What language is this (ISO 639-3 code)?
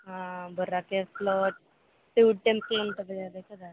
tel